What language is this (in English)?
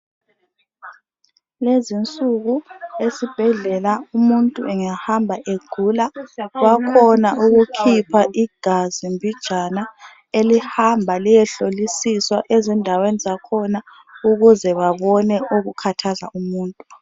North Ndebele